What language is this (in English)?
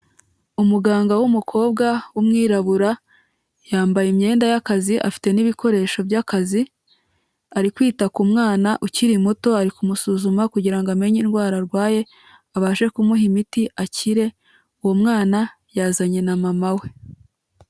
Kinyarwanda